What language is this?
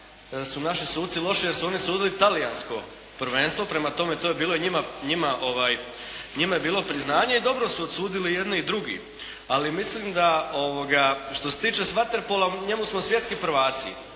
Croatian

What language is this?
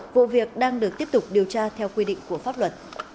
Vietnamese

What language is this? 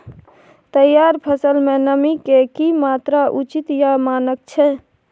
Maithili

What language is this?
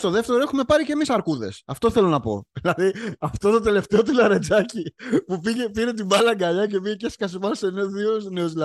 Greek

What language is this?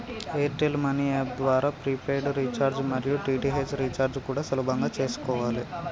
Telugu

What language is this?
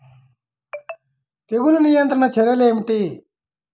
Telugu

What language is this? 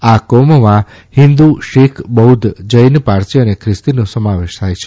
Gujarati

